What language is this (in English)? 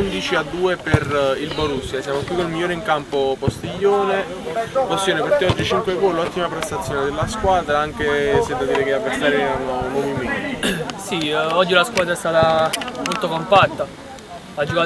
Italian